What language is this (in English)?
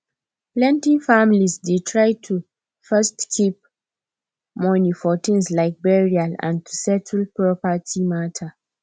Nigerian Pidgin